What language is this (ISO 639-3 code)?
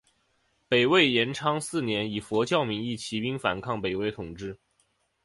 zho